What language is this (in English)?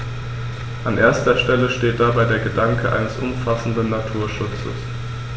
German